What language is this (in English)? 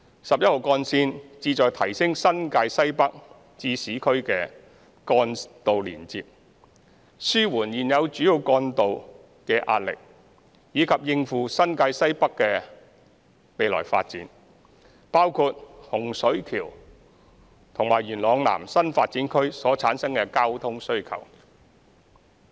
Cantonese